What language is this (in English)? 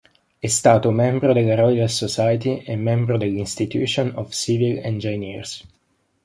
Italian